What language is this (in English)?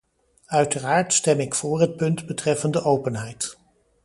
Dutch